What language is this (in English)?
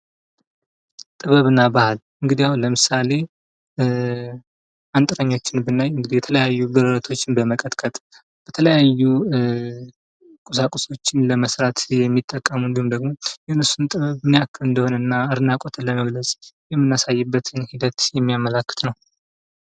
Amharic